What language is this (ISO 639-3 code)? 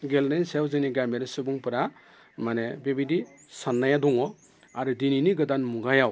brx